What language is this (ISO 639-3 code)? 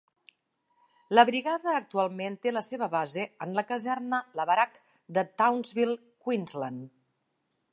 cat